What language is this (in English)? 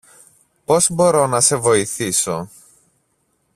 Greek